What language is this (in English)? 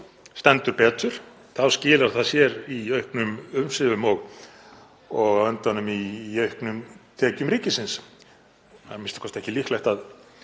Icelandic